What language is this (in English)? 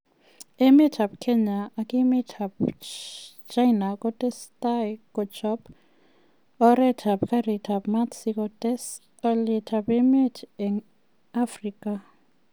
Kalenjin